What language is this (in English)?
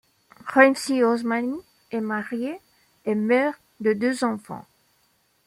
French